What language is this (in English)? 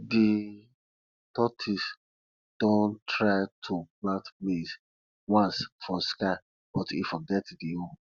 Nigerian Pidgin